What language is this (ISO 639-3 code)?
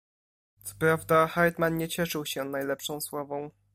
pol